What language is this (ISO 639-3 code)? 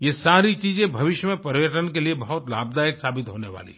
hin